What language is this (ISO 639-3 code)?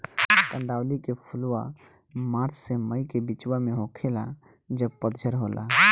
bho